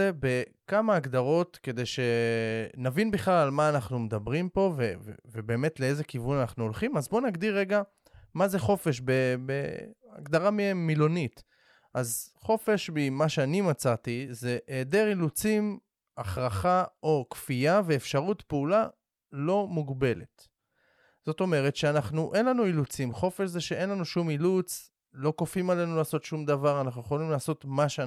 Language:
Hebrew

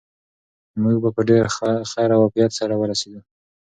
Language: Pashto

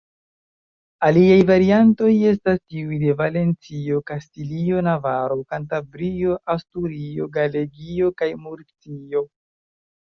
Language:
Esperanto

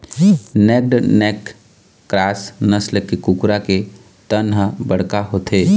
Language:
Chhattisgarhi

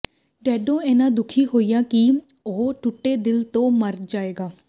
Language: Punjabi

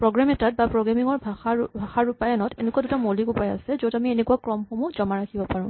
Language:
Assamese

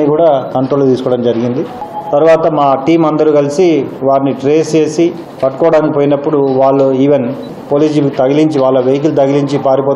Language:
Telugu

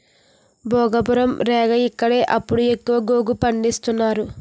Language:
Telugu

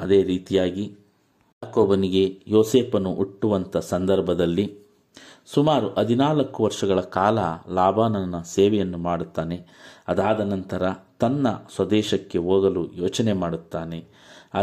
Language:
Kannada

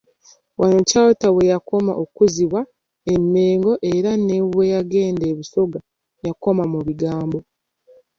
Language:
Ganda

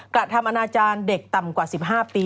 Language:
Thai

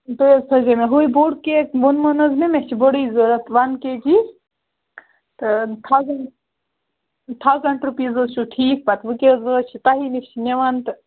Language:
Kashmiri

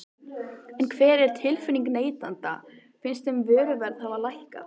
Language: Icelandic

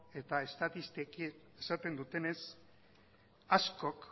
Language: Basque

